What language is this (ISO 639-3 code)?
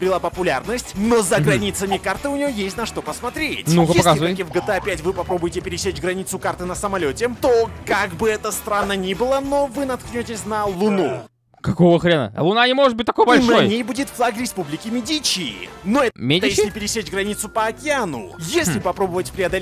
rus